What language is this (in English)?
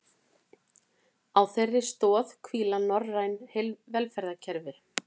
Icelandic